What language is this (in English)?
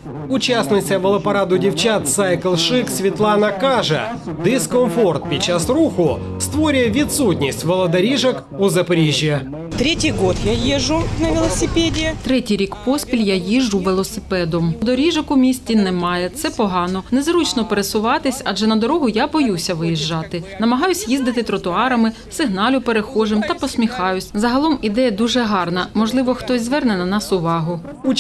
Ukrainian